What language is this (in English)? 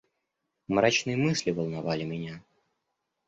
Russian